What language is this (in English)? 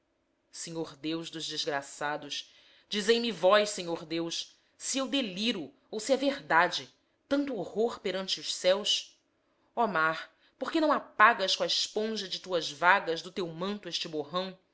Portuguese